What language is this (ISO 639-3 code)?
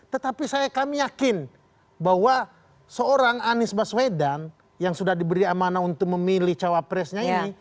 ind